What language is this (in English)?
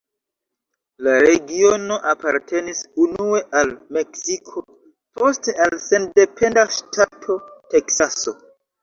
Esperanto